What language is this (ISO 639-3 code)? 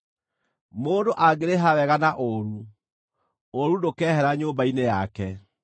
kik